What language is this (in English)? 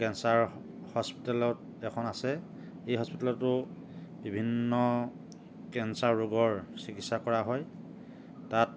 Assamese